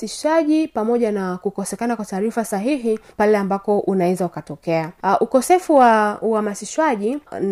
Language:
Swahili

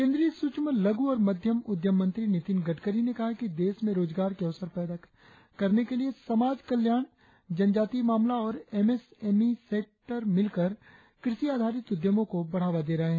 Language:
Hindi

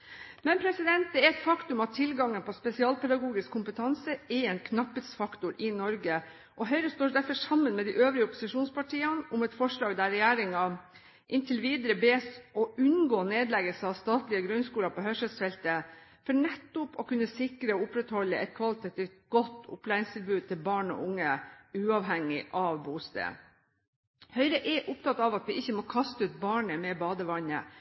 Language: Norwegian Bokmål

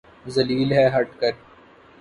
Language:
Urdu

